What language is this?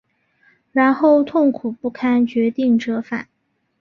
Chinese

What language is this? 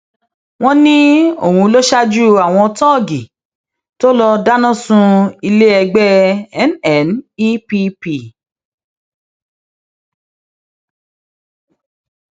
Yoruba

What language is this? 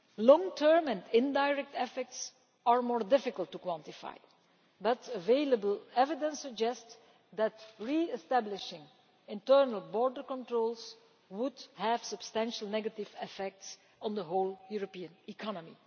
English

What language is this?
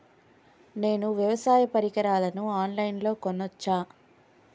Telugu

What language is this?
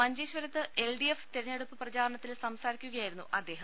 Malayalam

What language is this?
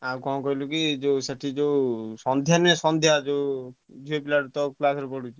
Odia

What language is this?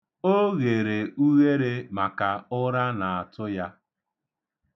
Igbo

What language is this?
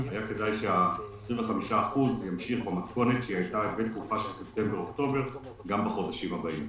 Hebrew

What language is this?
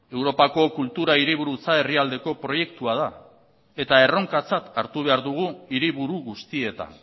Basque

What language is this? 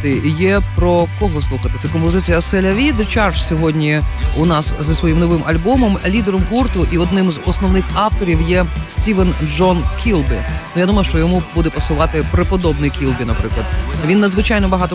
Ukrainian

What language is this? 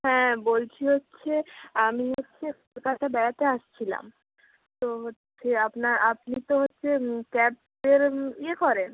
Bangla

